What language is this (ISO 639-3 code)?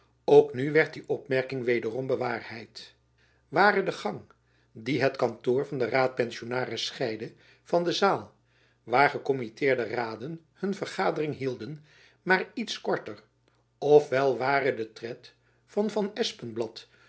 nld